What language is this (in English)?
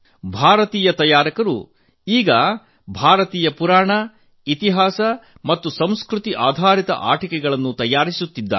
Kannada